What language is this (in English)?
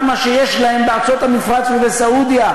Hebrew